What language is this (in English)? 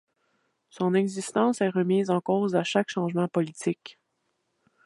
French